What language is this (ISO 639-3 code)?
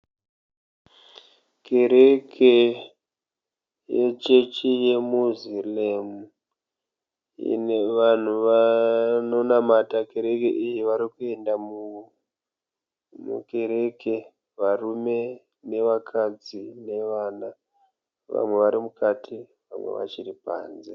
sna